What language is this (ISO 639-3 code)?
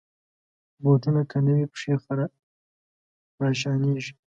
pus